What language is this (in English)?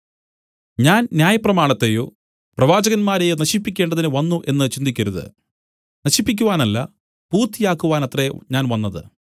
Malayalam